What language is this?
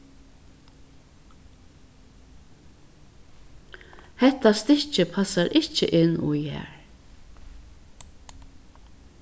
Faroese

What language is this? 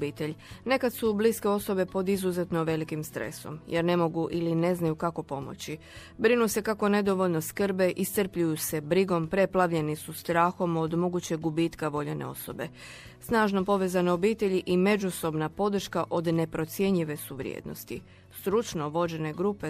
Croatian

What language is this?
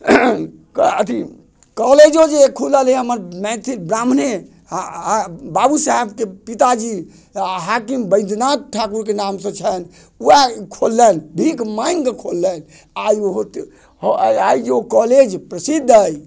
Maithili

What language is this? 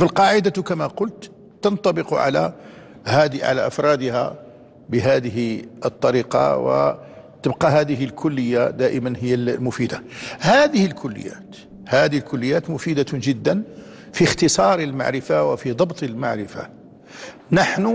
Arabic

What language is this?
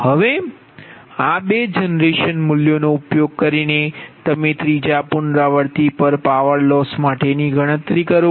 Gujarati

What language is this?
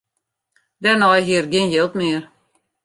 Western Frisian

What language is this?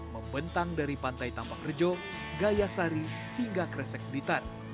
Indonesian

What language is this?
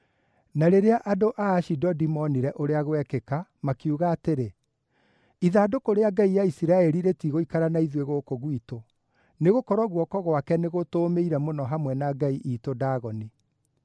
Kikuyu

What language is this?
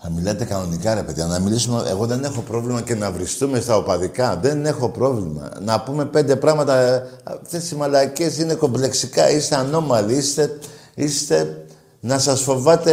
Greek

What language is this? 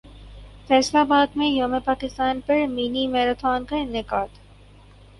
Urdu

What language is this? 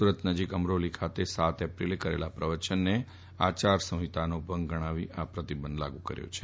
Gujarati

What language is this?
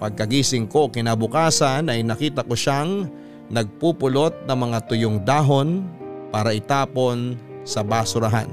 Filipino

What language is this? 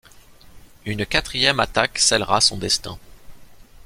French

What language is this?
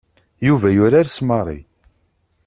Kabyle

